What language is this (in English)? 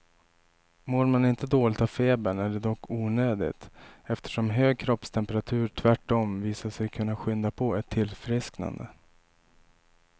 Swedish